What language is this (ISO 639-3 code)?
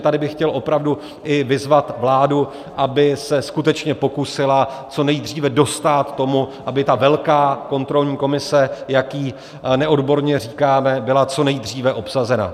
ces